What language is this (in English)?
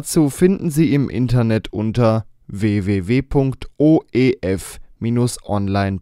German